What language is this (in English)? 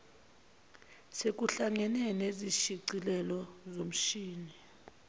Zulu